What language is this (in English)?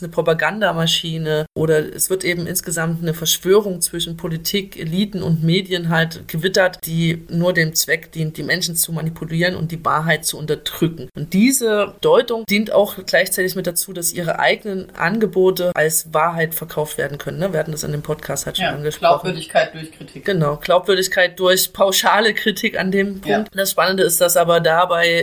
German